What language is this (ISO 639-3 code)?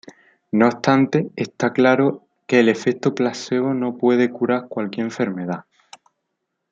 spa